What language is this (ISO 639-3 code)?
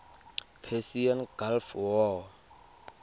tsn